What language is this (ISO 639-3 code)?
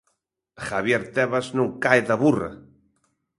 glg